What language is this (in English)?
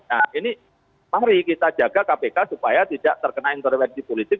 Indonesian